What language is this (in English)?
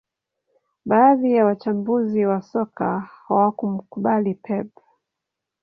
Swahili